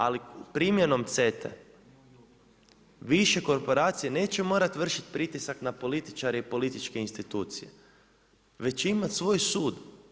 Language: Croatian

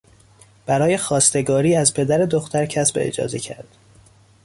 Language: Persian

